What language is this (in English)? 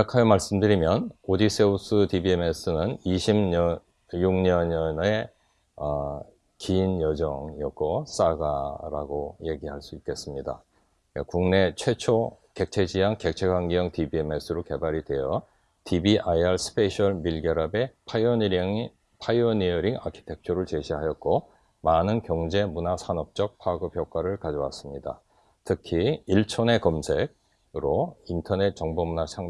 Korean